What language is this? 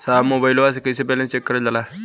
Bhojpuri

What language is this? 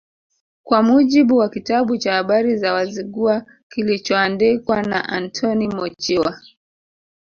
Swahili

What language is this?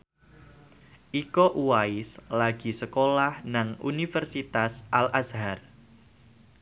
Javanese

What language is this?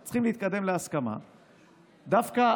Hebrew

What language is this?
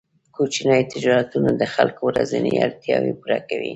Pashto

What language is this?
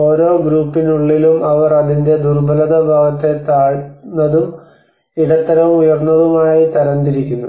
Malayalam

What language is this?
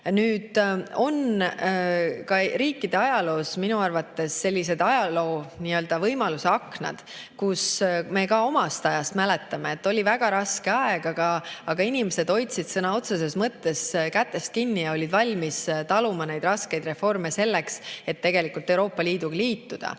Estonian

